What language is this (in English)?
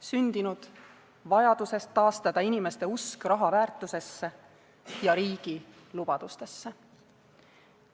Estonian